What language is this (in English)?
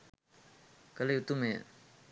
Sinhala